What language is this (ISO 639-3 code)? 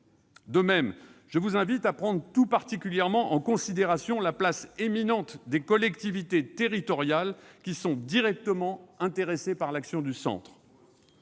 fra